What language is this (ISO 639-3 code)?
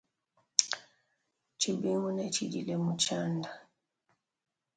lua